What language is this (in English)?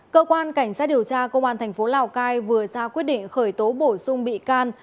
Vietnamese